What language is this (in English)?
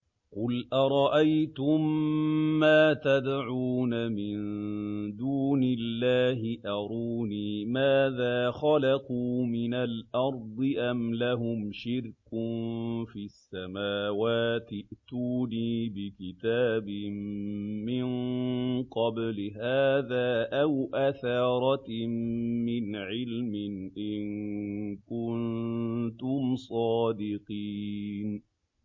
Arabic